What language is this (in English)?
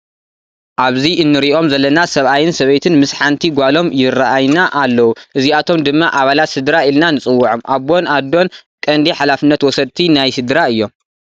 Tigrinya